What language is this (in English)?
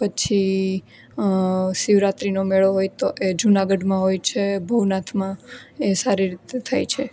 Gujarati